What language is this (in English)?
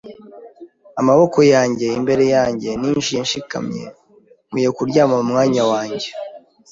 Kinyarwanda